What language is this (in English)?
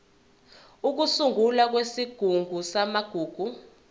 Zulu